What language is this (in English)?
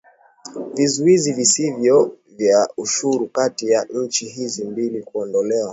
Swahili